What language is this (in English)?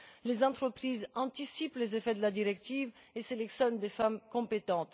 French